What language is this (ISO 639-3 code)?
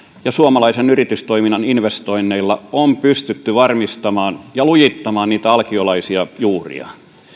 fin